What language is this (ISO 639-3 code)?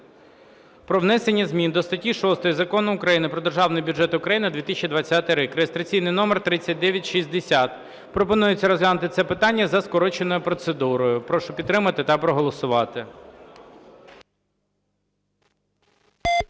ukr